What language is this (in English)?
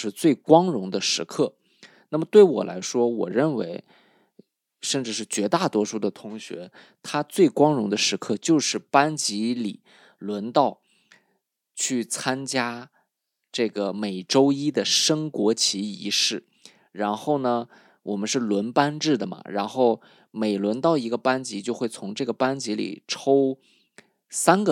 Chinese